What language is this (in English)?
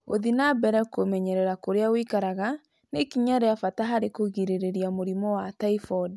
Kikuyu